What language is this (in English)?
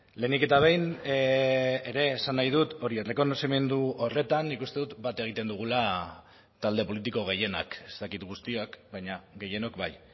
Basque